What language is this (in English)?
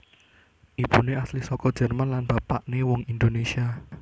Javanese